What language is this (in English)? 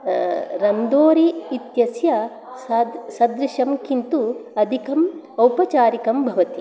Sanskrit